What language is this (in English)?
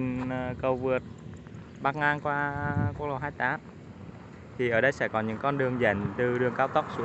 Vietnamese